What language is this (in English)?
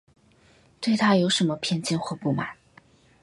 Chinese